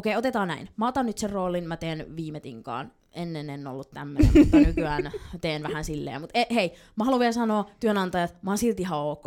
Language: Finnish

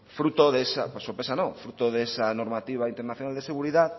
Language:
Spanish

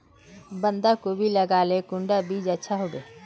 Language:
Magahi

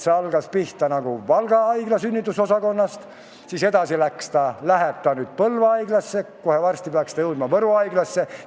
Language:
Estonian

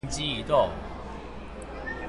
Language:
Chinese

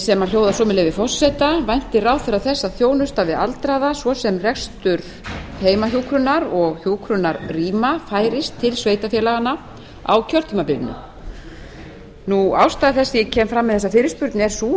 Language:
Icelandic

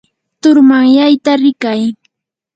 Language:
Yanahuanca Pasco Quechua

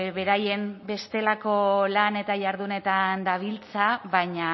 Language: Basque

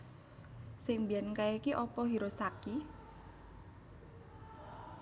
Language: Javanese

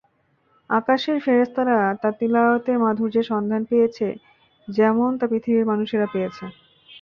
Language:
Bangla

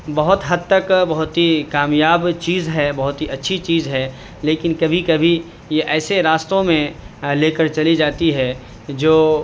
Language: Urdu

